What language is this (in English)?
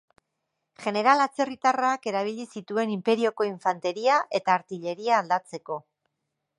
Basque